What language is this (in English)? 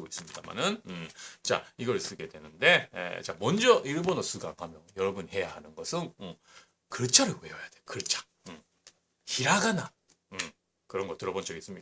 Korean